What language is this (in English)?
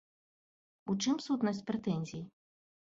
Belarusian